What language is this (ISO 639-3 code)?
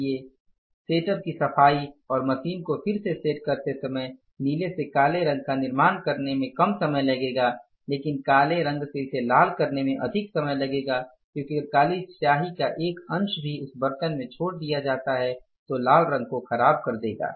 hin